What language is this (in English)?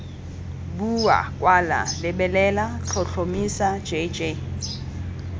Tswana